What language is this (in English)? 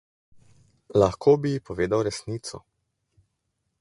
Slovenian